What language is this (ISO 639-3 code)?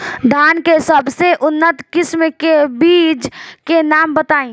bho